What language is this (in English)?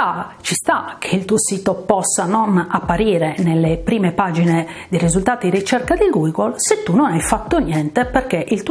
Italian